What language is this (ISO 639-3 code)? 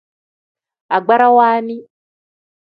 kdh